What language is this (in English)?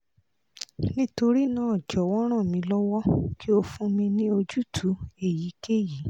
Yoruba